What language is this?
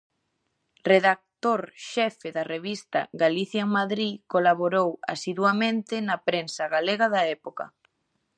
Galician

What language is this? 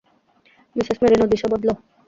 Bangla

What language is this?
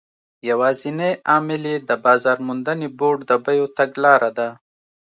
Pashto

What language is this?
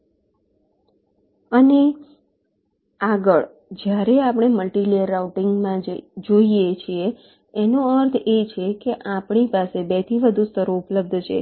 Gujarati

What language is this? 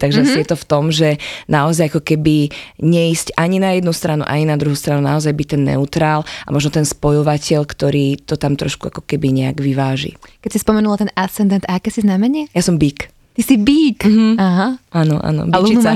Slovak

